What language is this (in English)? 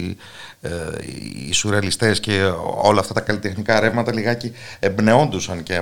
Greek